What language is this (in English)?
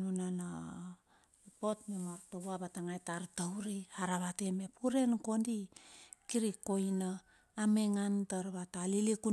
Bilur